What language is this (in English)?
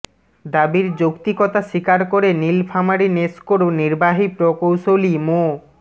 Bangla